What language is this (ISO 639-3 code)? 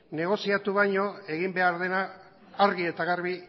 eus